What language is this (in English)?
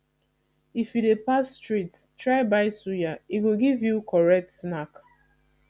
Nigerian Pidgin